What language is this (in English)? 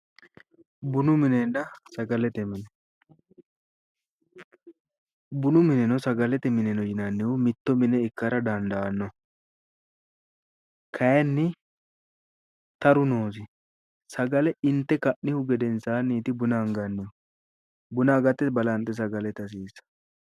Sidamo